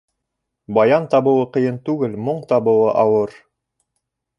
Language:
Bashkir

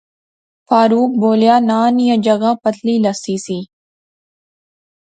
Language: Pahari-Potwari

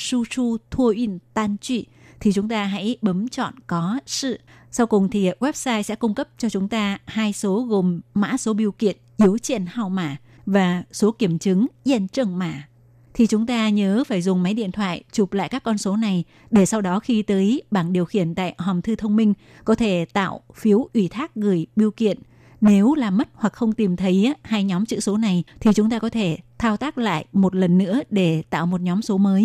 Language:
Vietnamese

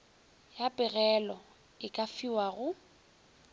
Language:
Northern Sotho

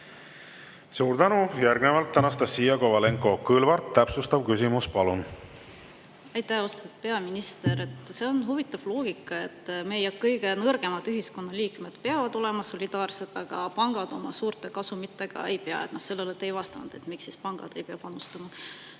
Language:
Estonian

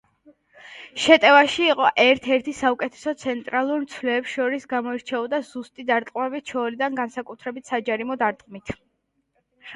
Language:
Georgian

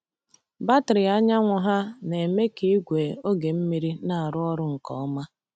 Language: Igbo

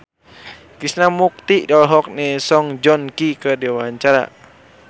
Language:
Sundanese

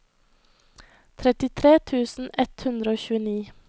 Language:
Norwegian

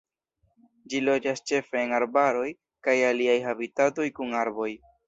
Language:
Esperanto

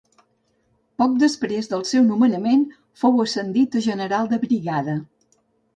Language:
Catalan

